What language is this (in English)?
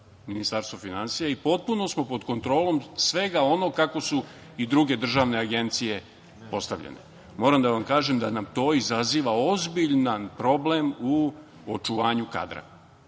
Serbian